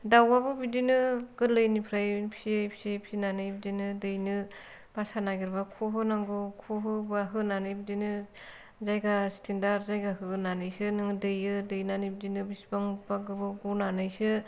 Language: Bodo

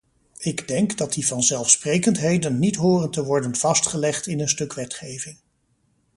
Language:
Dutch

